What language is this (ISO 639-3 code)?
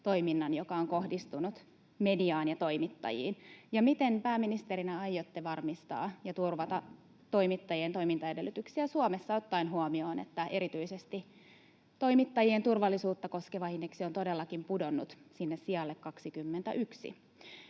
fin